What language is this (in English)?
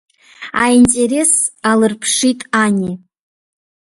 Abkhazian